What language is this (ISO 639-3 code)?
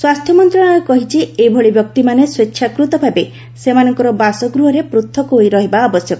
ori